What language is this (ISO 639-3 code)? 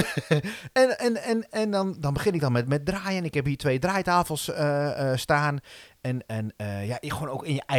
nld